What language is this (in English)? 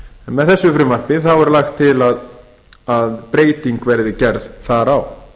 Icelandic